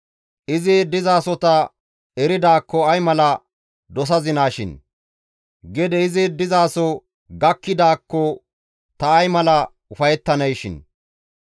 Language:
Gamo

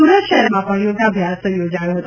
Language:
Gujarati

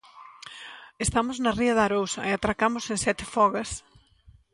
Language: Galician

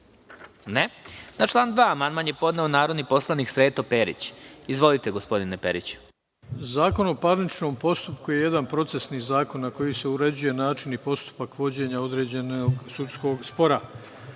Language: Serbian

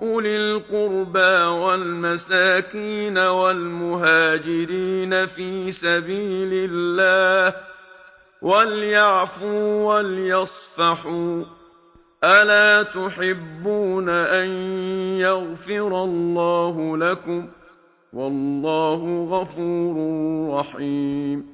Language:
Arabic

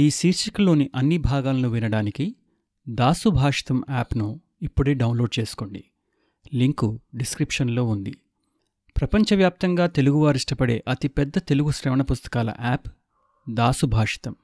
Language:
Telugu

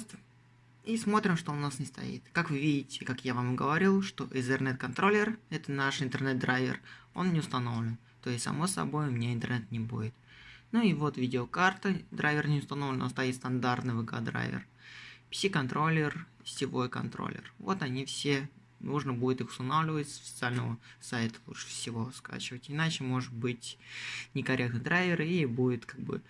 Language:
Russian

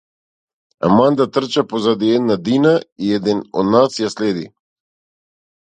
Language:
Macedonian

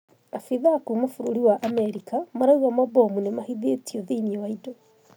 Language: Kikuyu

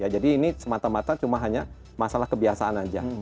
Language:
Indonesian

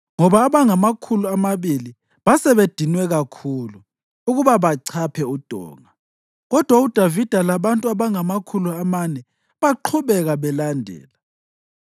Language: North Ndebele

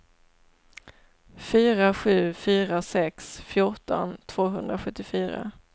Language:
Swedish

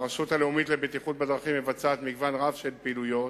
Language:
Hebrew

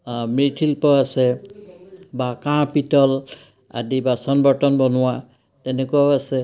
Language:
Assamese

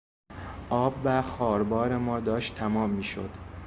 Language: Persian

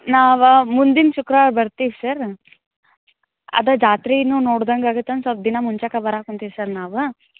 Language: Kannada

